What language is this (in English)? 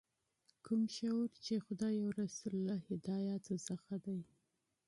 Pashto